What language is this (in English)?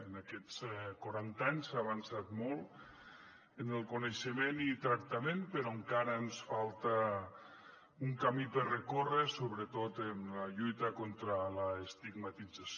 Catalan